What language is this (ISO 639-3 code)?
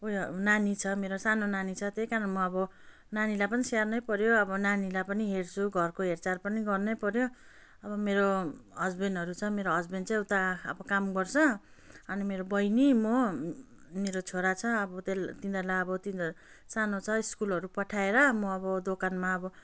nep